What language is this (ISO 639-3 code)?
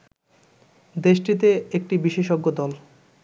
ben